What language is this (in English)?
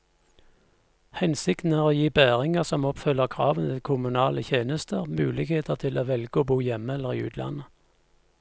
Norwegian